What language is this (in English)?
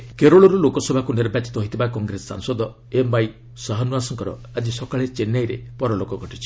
Odia